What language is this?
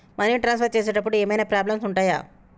Telugu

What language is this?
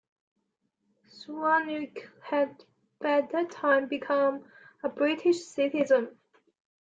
English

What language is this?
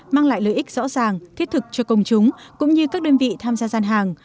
Vietnamese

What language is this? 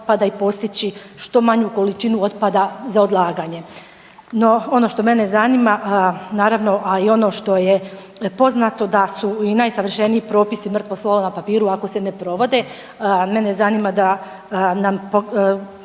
Croatian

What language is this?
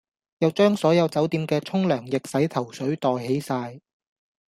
Cantonese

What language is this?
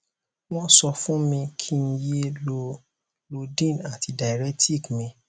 Yoruba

